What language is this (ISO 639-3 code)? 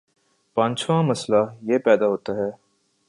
urd